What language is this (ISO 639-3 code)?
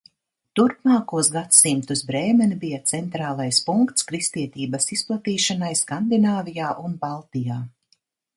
lav